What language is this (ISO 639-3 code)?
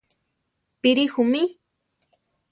tar